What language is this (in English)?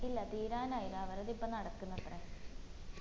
Malayalam